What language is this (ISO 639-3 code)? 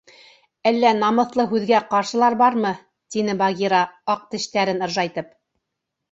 bak